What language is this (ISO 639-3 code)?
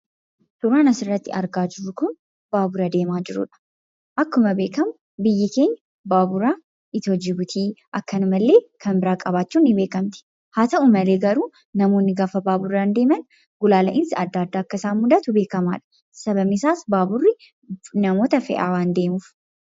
orm